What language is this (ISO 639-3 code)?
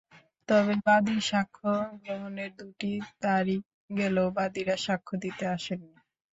ben